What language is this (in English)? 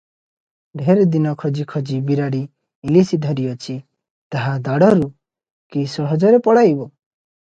Odia